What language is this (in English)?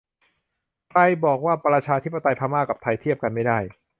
Thai